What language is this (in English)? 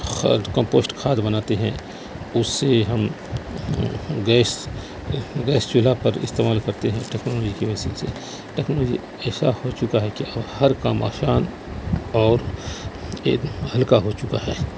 Urdu